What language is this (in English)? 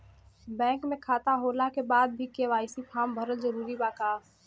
Bhojpuri